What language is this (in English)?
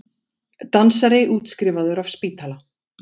Icelandic